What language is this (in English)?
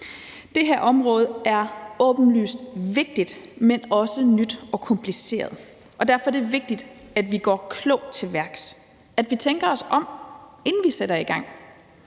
Danish